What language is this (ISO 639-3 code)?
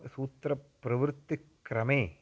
san